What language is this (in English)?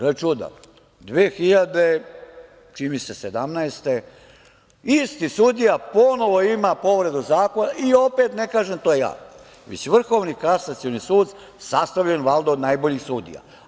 Serbian